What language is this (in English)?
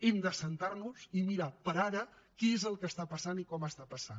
Catalan